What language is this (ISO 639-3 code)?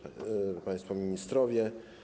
pol